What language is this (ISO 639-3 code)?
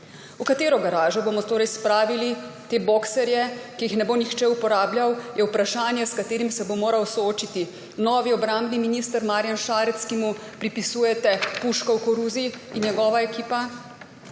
slv